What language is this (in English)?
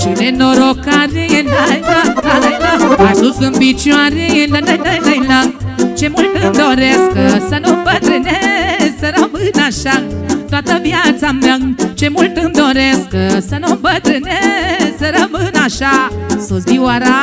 Romanian